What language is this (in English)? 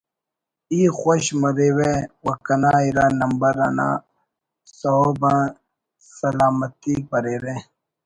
Brahui